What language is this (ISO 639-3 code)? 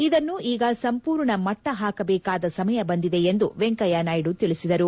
kan